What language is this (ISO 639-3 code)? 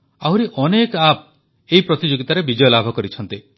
ori